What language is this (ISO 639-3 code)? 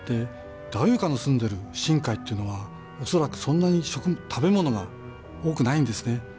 jpn